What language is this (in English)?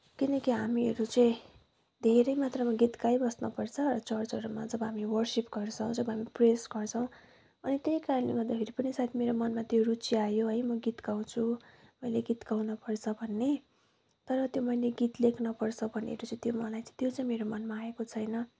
Nepali